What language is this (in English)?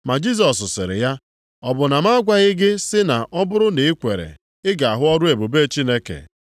Igbo